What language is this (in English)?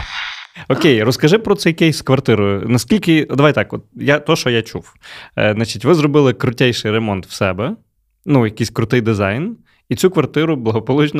Ukrainian